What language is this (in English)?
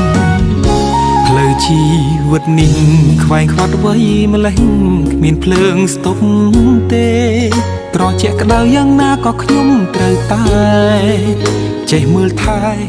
Thai